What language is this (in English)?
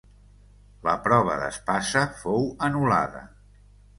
Catalan